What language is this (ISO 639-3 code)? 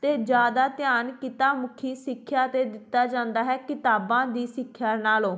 pan